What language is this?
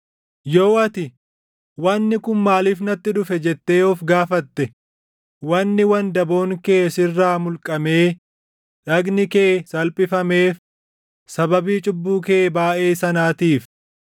Oromo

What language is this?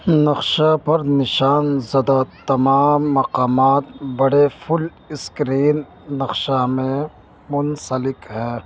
Urdu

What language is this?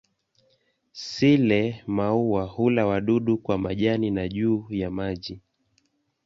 Swahili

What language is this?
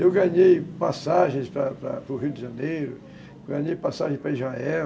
Portuguese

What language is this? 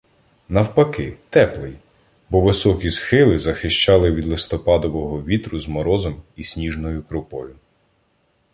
Ukrainian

